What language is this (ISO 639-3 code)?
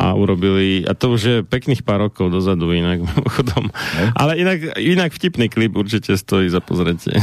slk